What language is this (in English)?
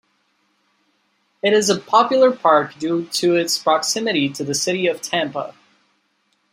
English